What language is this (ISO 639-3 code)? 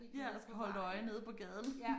dan